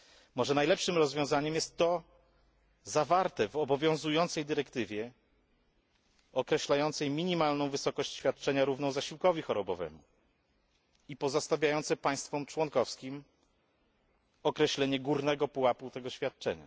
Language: Polish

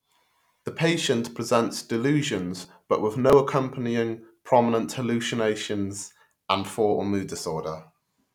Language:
English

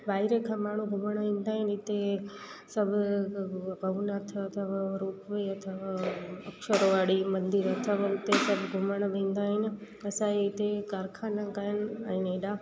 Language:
Sindhi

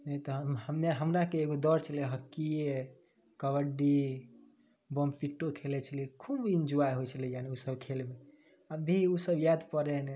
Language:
Maithili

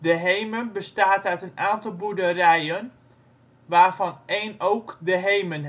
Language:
Dutch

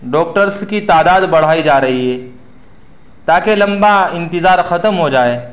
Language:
Urdu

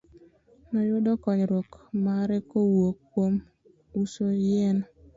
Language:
Luo (Kenya and Tanzania)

